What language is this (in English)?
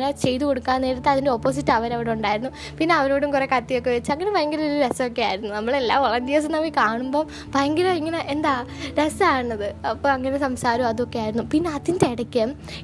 Malayalam